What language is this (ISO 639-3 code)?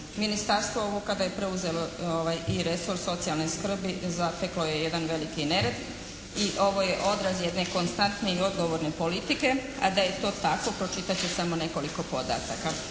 hrv